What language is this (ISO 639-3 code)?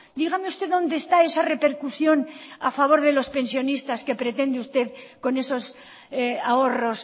spa